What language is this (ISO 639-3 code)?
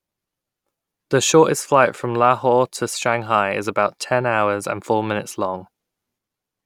eng